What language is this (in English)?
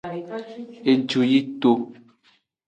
Aja (Benin)